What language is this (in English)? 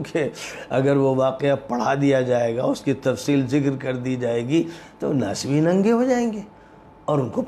Arabic